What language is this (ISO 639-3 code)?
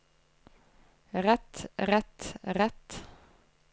nor